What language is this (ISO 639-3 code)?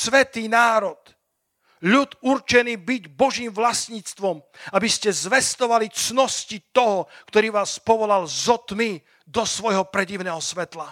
slk